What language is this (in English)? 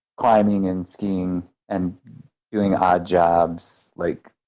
English